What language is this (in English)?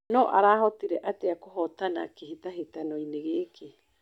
Kikuyu